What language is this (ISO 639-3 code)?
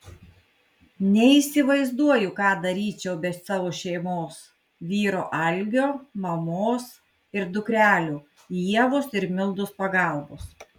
lit